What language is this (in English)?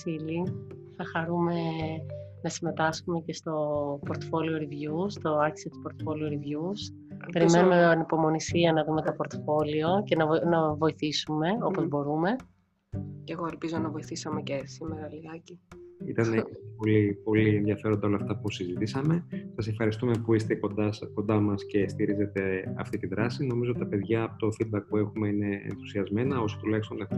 Greek